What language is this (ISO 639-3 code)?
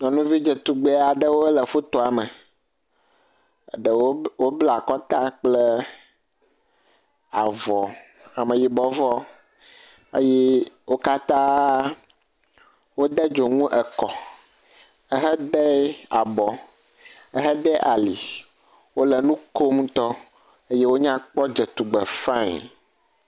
ewe